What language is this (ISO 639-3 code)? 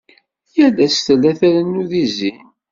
kab